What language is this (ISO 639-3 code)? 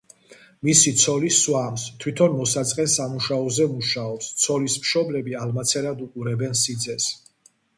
kat